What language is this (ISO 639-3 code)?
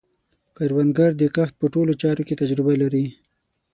pus